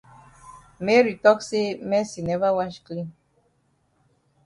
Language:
Cameroon Pidgin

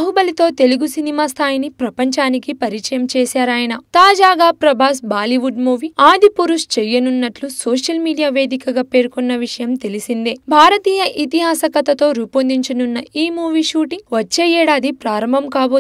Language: Hindi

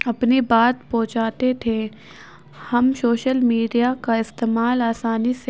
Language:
Urdu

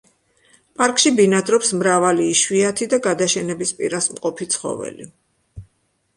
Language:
Georgian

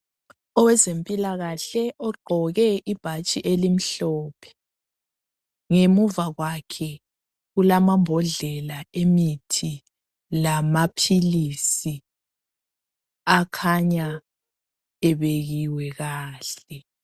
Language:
North Ndebele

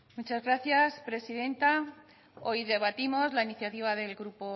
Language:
Spanish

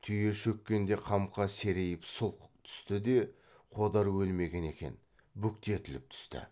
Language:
Kazakh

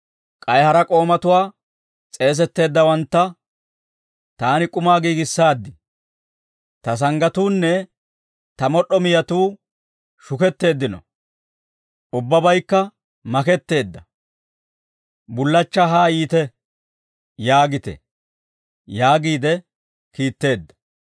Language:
Dawro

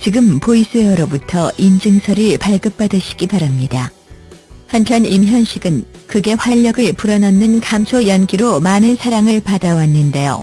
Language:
Korean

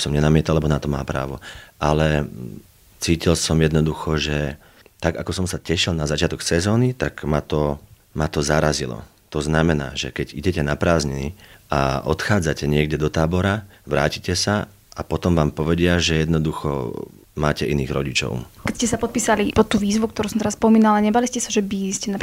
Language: Slovak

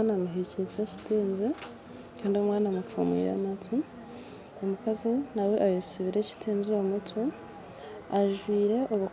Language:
Nyankole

